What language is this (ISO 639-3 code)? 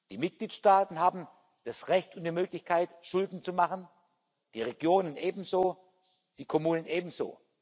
deu